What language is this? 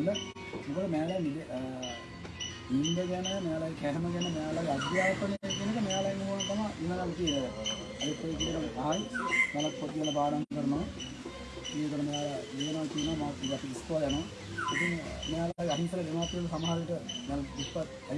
Indonesian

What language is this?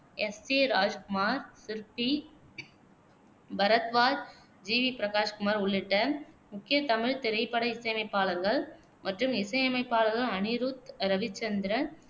Tamil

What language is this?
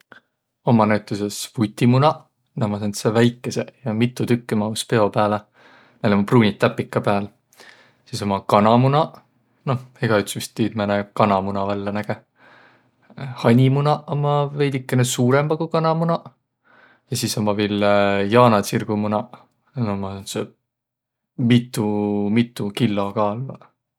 Võro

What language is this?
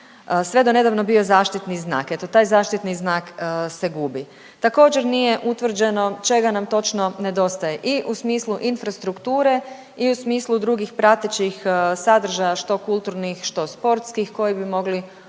Croatian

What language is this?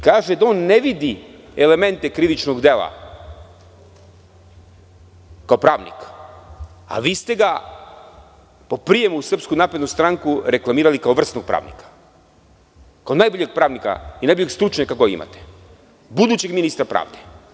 Serbian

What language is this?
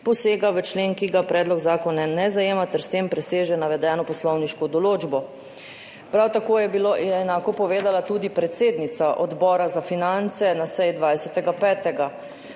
Slovenian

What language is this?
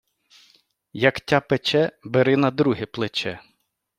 Ukrainian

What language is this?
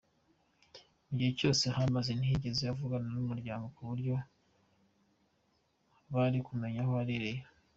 Kinyarwanda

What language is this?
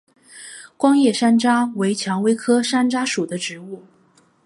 Chinese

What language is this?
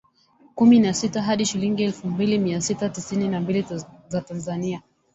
Swahili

